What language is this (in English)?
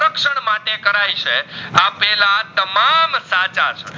Gujarati